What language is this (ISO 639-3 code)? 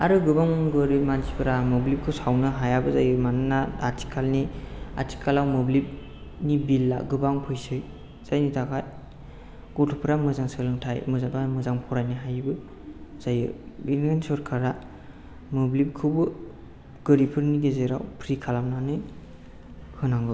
brx